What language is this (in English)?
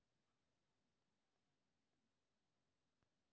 Maithili